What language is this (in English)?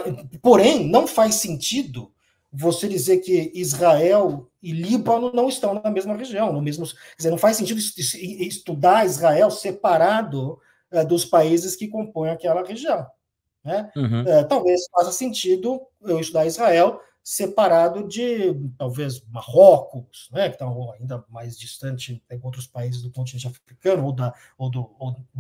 Portuguese